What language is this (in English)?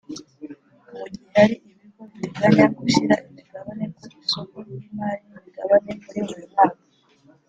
Kinyarwanda